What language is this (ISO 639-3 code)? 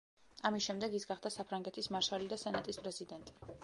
kat